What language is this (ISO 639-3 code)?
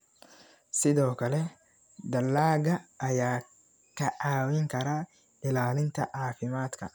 som